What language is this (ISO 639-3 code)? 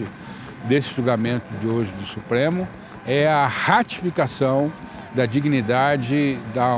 por